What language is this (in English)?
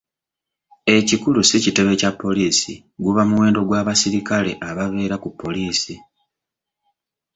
Ganda